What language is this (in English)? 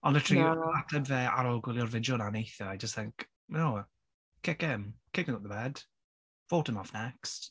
Welsh